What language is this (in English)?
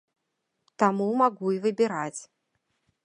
Belarusian